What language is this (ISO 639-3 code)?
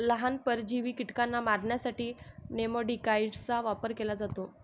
mar